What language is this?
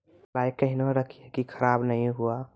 Maithili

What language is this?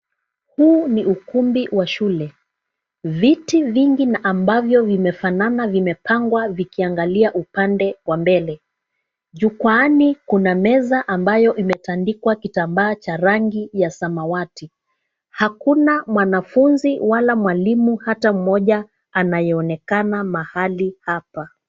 Swahili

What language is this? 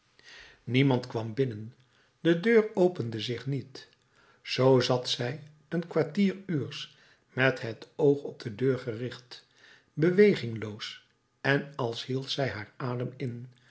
Dutch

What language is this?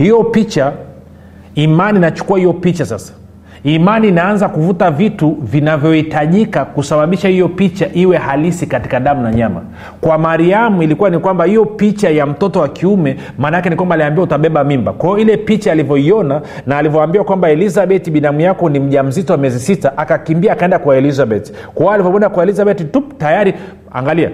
Swahili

